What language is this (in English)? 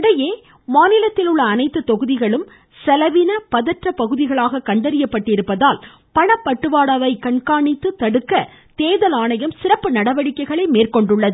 Tamil